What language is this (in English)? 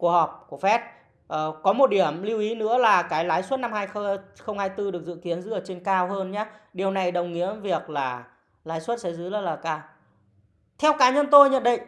Vietnamese